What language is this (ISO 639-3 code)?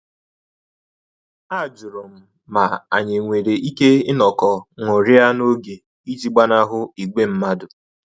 ibo